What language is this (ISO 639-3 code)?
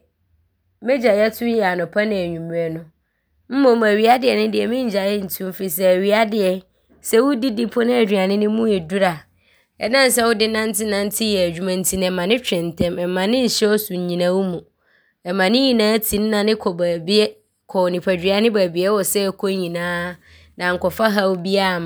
abr